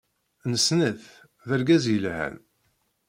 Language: Kabyle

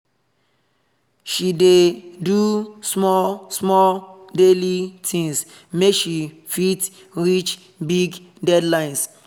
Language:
Nigerian Pidgin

